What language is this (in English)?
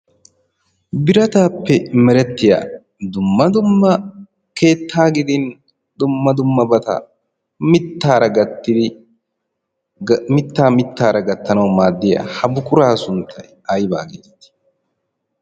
Wolaytta